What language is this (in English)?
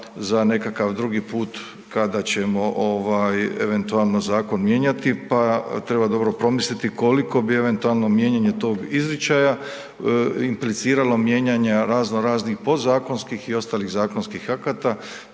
Croatian